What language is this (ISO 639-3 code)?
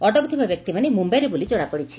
ori